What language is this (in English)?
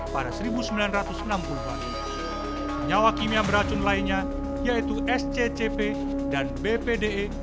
Indonesian